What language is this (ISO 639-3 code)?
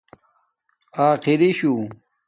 dmk